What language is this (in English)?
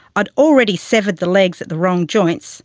English